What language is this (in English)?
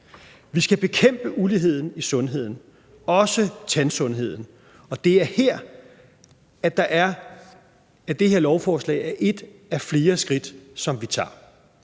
Danish